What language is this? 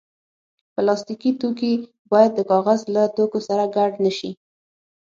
Pashto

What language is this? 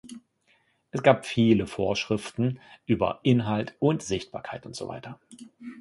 German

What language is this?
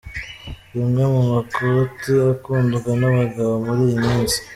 Kinyarwanda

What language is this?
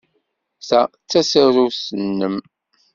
Kabyle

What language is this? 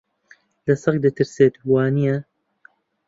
Central Kurdish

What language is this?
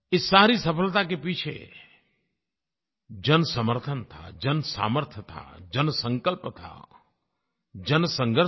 Hindi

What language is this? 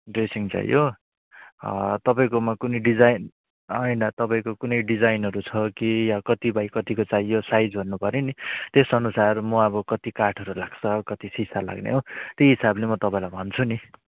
Nepali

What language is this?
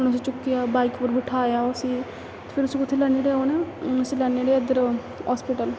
Dogri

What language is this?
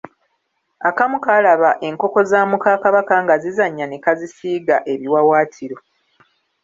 Ganda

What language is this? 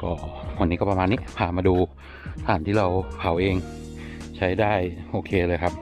Thai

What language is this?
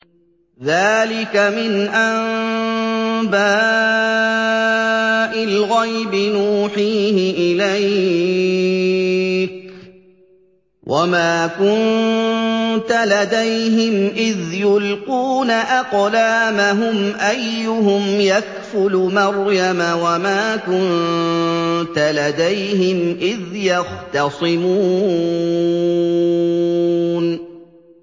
Arabic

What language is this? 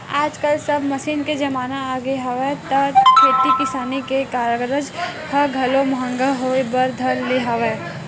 Chhattisgarhi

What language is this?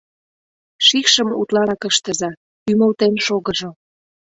Mari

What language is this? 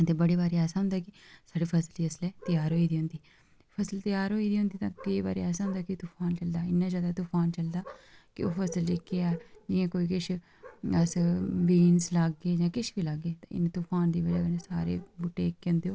Dogri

